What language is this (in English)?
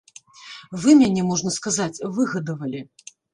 Belarusian